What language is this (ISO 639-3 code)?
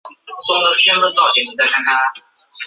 zho